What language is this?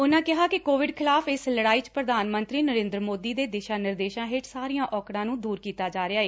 Punjabi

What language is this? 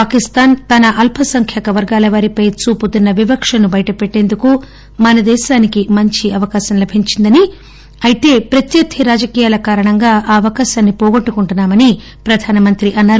Telugu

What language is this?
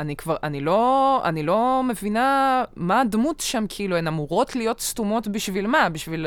Hebrew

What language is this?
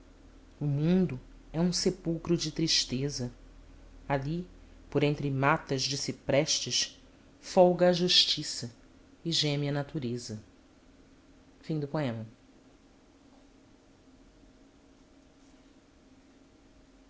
Portuguese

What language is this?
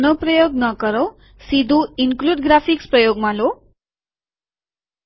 Gujarati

